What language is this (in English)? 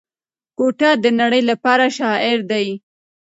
Pashto